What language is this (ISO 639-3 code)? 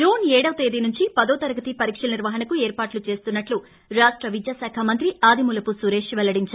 tel